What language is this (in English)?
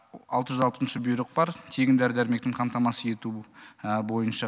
Kazakh